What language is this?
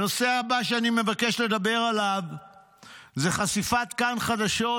Hebrew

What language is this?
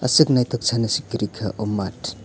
Kok Borok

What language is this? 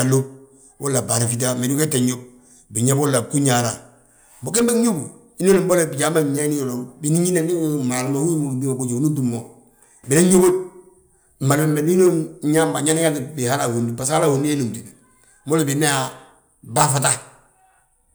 Balanta-Ganja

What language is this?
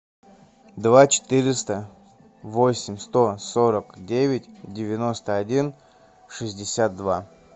Russian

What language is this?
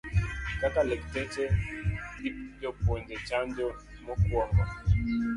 Luo (Kenya and Tanzania)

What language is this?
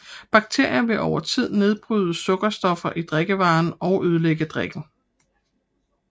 Danish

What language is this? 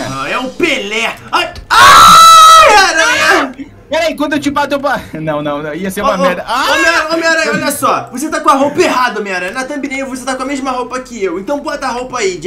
Portuguese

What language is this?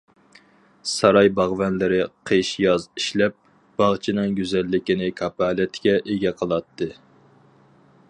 Uyghur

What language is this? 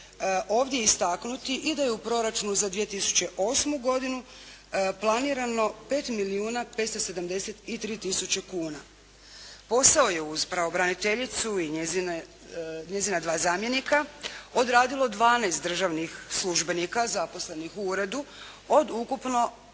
Croatian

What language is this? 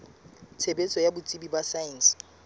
Southern Sotho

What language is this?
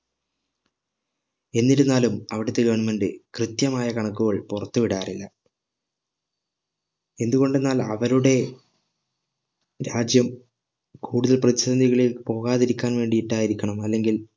Malayalam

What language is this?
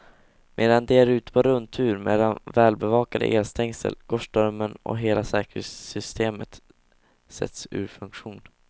Swedish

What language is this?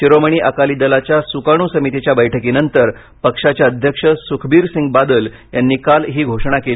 Marathi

